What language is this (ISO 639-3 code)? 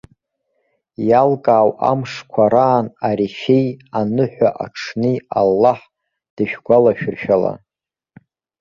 abk